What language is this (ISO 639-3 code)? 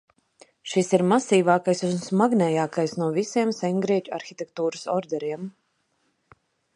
lav